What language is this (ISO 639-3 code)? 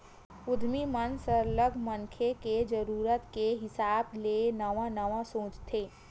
hne